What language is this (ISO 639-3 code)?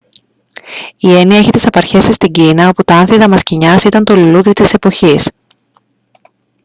ell